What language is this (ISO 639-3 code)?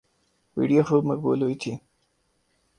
urd